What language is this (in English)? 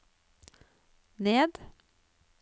Norwegian